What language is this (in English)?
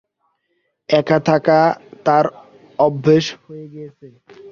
Bangla